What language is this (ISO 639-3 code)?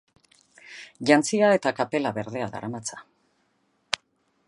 eus